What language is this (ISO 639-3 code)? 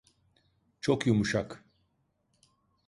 tur